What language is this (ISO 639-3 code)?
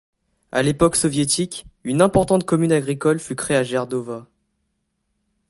fra